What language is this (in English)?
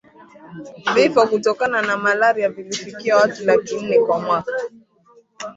Swahili